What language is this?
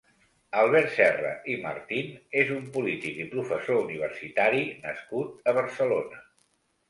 Catalan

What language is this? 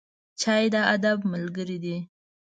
Pashto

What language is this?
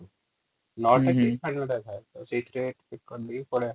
Odia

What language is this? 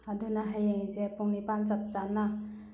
Manipuri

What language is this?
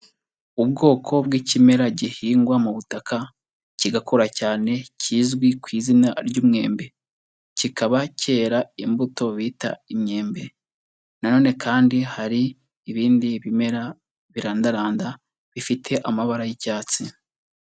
Kinyarwanda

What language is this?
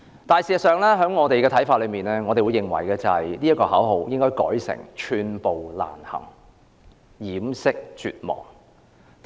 Cantonese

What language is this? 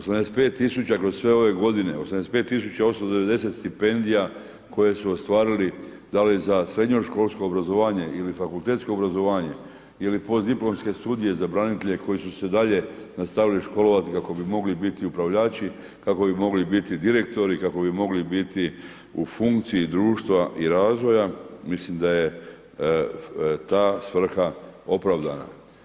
Croatian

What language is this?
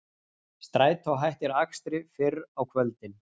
Icelandic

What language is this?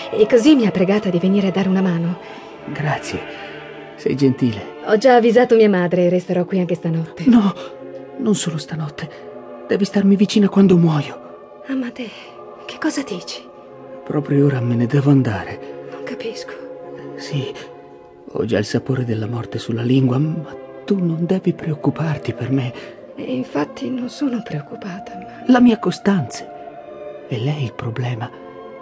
Italian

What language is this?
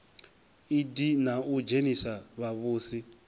Venda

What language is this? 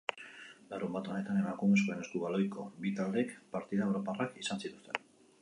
Basque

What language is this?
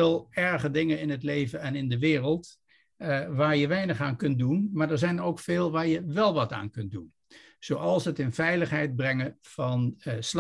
Dutch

